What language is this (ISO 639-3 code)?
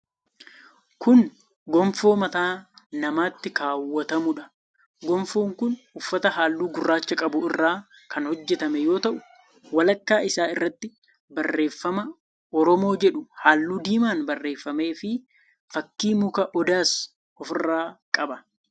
orm